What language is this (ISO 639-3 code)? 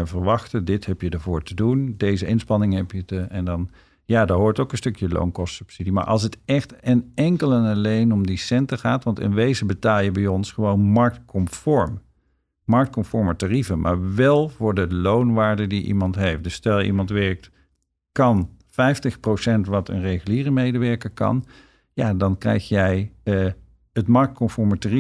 nld